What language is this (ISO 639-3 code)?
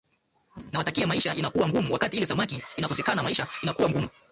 swa